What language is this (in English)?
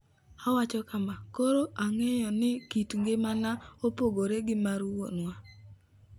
Luo (Kenya and Tanzania)